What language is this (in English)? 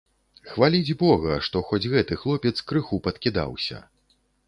Belarusian